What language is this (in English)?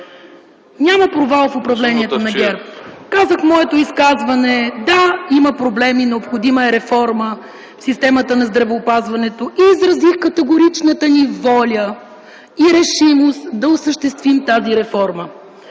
Bulgarian